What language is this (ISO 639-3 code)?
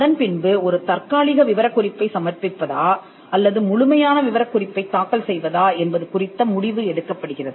tam